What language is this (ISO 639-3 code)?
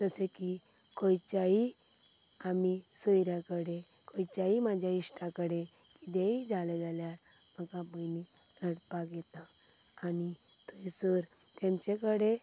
kok